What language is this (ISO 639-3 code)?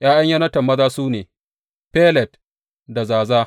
hau